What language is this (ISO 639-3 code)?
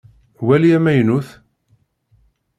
kab